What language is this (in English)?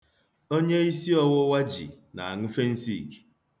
Igbo